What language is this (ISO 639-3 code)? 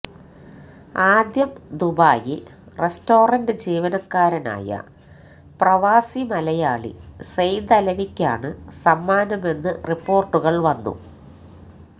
mal